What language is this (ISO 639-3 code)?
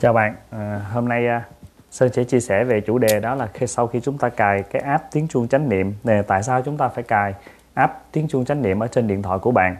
vie